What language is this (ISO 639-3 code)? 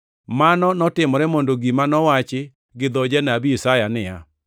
luo